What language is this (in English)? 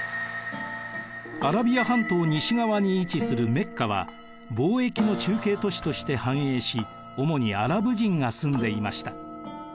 Japanese